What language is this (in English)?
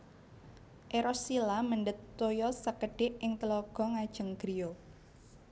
Javanese